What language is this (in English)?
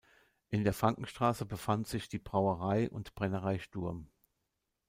German